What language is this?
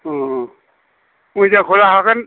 Bodo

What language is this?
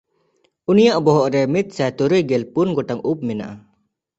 Santali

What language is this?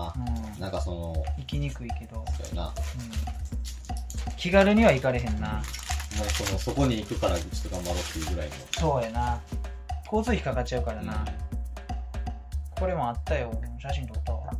Japanese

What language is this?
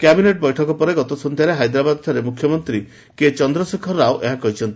Odia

